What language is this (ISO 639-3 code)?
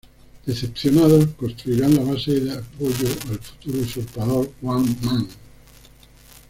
spa